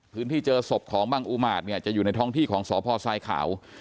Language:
Thai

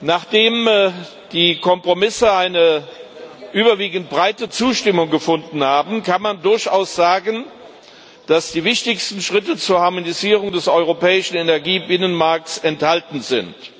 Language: German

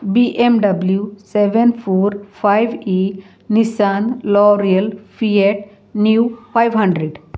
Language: Konkani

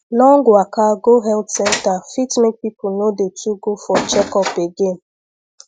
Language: Nigerian Pidgin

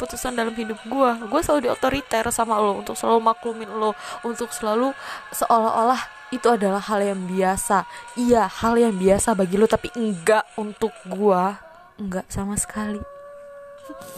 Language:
Indonesian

